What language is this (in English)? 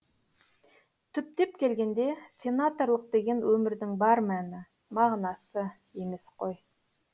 Kazakh